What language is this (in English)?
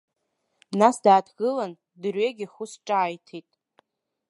Abkhazian